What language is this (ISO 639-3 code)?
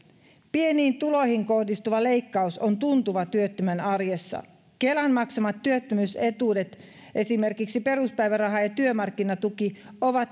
fin